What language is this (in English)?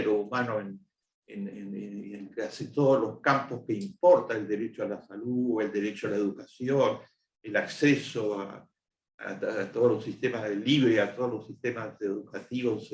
Spanish